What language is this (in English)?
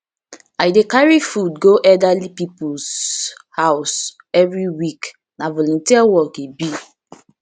Nigerian Pidgin